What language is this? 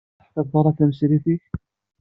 Kabyle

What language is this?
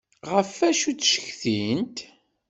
Kabyle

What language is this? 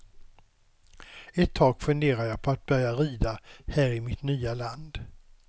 Swedish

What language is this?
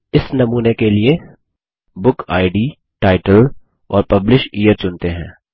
Hindi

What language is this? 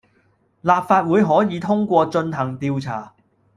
Cantonese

